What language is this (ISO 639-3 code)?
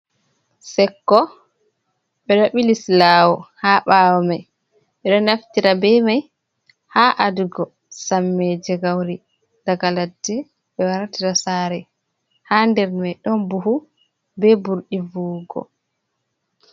ful